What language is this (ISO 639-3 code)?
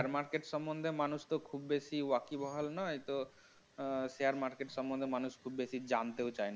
ben